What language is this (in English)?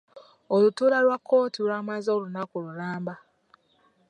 Ganda